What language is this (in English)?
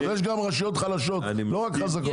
Hebrew